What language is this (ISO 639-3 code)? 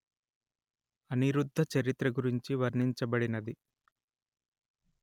tel